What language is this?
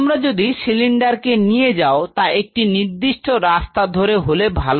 Bangla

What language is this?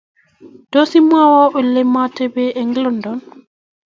Kalenjin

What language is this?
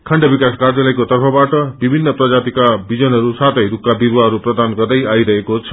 Nepali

